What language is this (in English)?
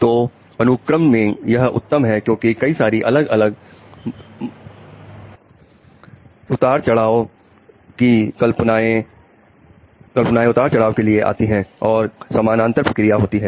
Hindi